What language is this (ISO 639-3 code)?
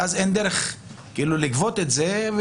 heb